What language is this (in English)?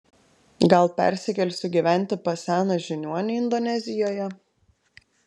Lithuanian